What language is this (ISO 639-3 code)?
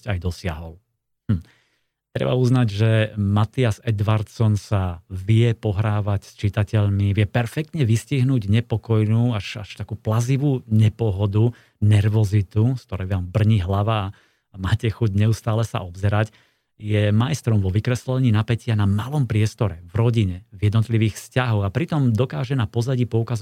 slk